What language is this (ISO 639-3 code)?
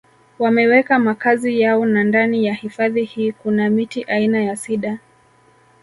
swa